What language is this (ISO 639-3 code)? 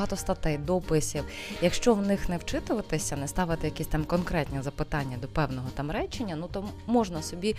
ukr